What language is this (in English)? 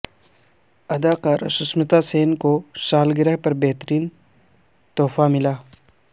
Urdu